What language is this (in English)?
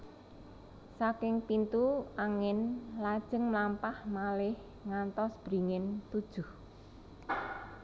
Javanese